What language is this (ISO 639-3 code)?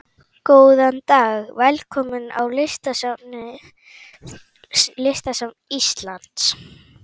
isl